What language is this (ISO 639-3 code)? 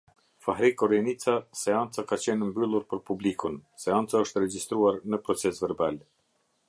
sqi